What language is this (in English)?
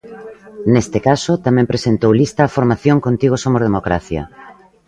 Galician